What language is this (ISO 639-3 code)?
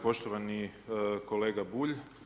hrv